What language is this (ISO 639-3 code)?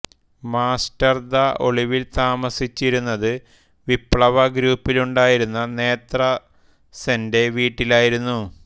mal